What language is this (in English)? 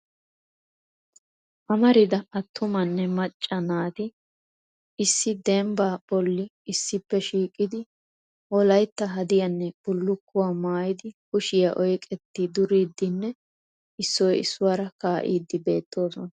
Wolaytta